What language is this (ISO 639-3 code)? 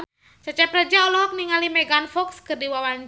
sun